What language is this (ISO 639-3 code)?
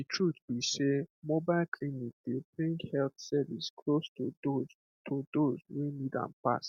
pcm